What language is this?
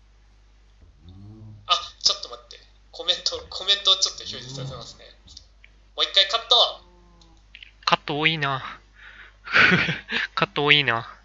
Japanese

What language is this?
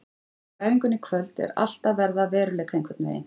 Icelandic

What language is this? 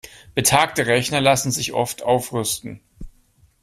German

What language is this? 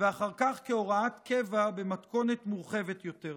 Hebrew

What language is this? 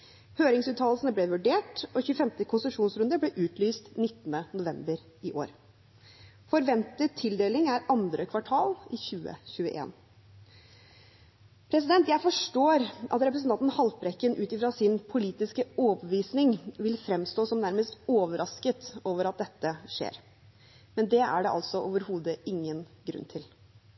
Norwegian Bokmål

